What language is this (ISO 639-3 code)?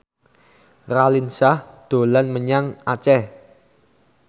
jav